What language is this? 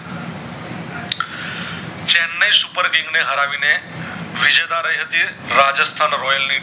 Gujarati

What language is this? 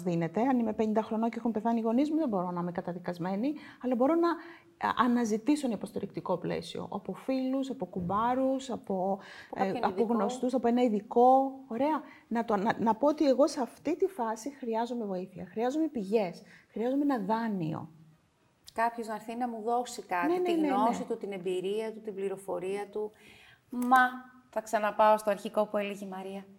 Greek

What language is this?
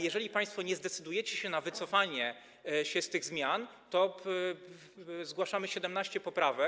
Polish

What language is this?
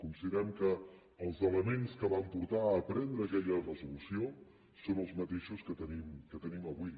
Catalan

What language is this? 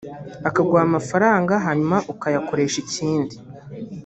Kinyarwanda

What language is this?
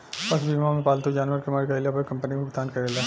Bhojpuri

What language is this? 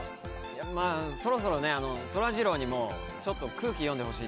Japanese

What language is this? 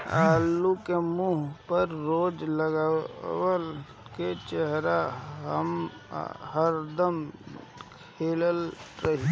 Bhojpuri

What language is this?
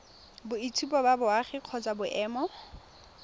Tswana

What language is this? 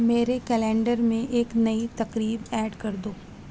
Urdu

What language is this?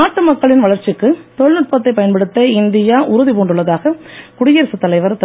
Tamil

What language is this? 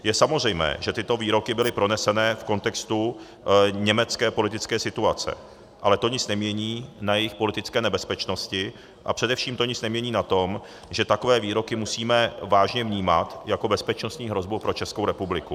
Czech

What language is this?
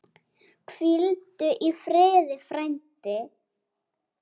Icelandic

